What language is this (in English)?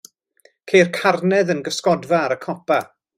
Welsh